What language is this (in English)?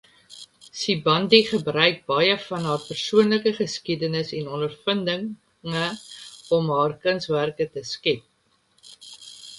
Afrikaans